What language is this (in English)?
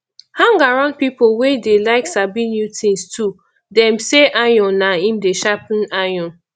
Nigerian Pidgin